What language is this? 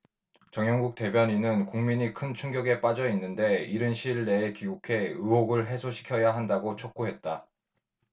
Korean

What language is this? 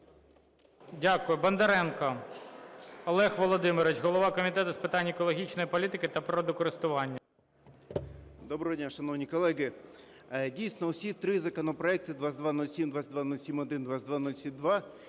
Ukrainian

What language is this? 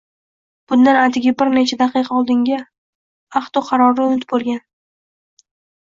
Uzbek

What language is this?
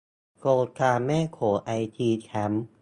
Thai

